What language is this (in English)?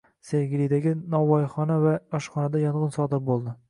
Uzbek